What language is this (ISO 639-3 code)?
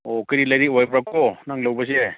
mni